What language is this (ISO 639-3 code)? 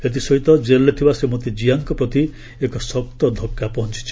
ori